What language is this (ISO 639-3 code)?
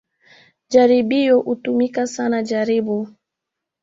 swa